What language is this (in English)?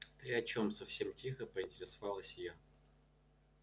Russian